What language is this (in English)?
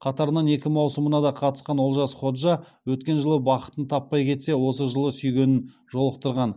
Kazakh